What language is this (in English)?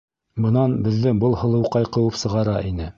Bashkir